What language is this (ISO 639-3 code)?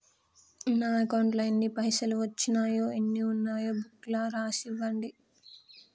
tel